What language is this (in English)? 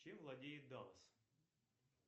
Russian